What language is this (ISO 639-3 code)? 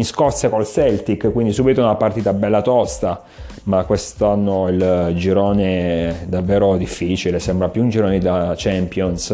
ita